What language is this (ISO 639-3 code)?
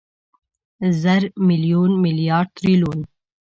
pus